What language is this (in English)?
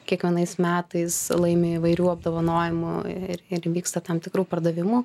Lithuanian